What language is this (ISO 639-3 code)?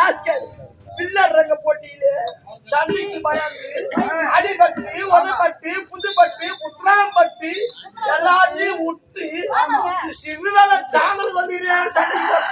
tam